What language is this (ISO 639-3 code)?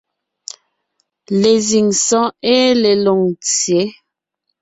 nnh